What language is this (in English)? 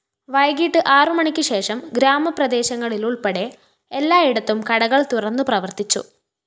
Malayalam